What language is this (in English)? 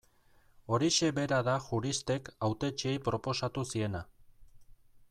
Basque